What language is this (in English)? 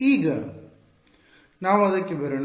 Kannada